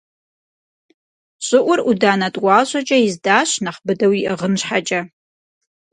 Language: Kabardian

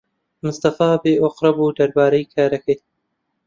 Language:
Central Kurdish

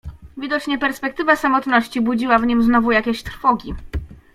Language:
Polish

